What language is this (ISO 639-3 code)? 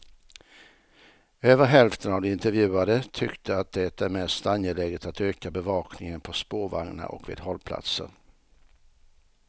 swe